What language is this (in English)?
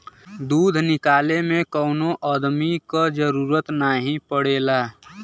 Bhojpuri